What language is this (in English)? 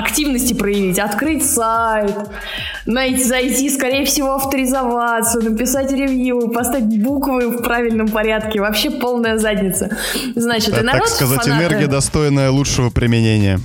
Russian